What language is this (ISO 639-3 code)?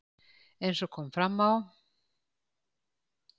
isl